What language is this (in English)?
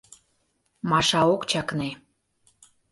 Mari